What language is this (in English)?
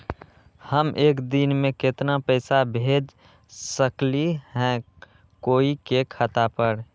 Magahi